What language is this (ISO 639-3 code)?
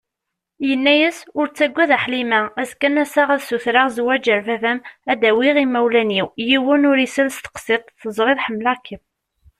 kab